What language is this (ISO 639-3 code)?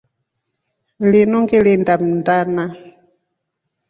rof